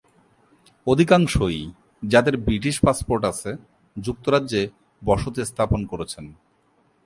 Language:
Bangla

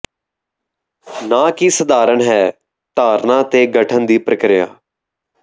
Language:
Punjabi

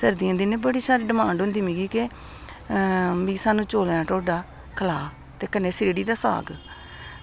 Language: Dogri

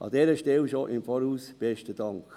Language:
Swiss German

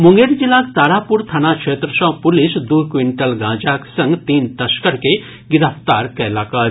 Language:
Maithili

